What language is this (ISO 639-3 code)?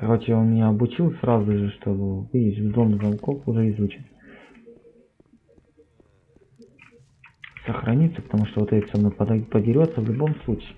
rus